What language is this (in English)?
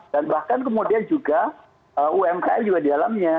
Indonesian